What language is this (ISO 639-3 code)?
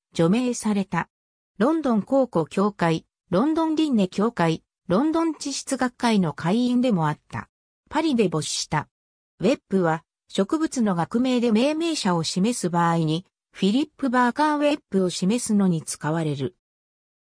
jpn